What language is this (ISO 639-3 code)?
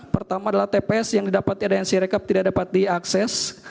ind